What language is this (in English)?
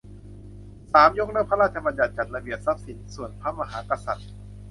Thai